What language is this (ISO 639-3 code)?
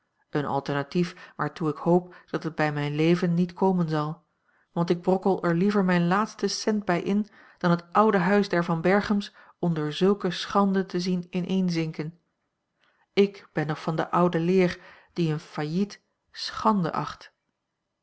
nld